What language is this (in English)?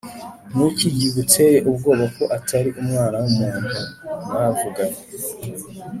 Kinyarwanda